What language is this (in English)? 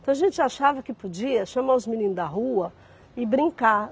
Portuguese